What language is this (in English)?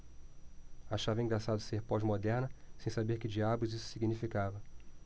Portuguese